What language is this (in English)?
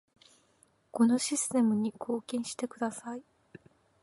Japanese